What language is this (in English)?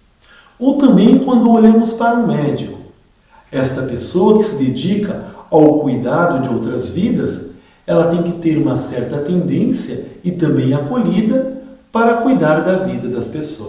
Portuguese